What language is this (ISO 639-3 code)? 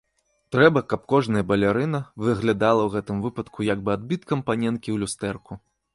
bel